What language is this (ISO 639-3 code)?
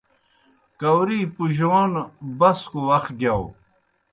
plk